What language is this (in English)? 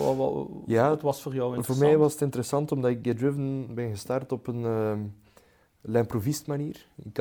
Dutch